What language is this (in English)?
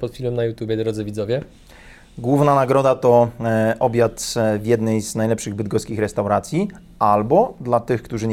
Polish